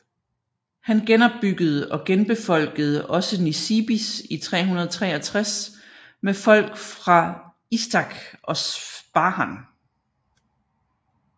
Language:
Danish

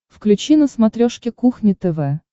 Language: Russian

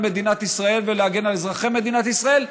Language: Hebrew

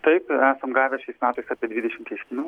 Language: Lithuanian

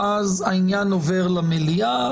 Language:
Hebrew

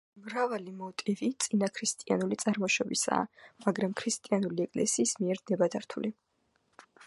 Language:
Georgian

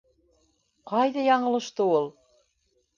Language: Bashkir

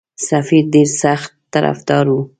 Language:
Pashto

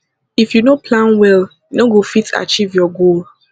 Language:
Nigerian Pidgin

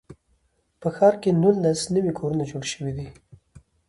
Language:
Pashto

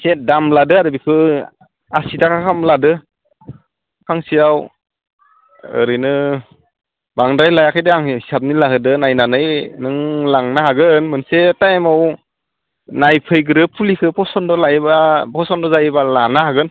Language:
Bodo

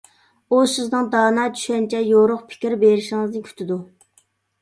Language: Uyghur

